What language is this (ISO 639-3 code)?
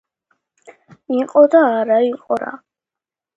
kat